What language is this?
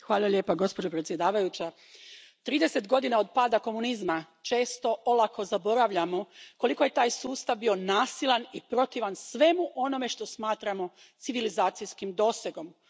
Croatian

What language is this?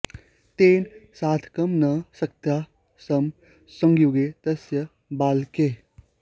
Sanskrit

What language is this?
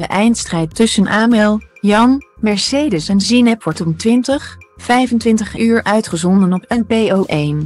Dutch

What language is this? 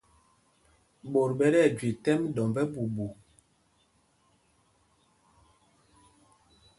Mpumpong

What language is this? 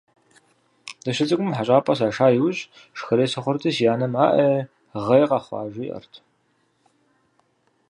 Kabardian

